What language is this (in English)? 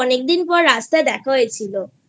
Bangla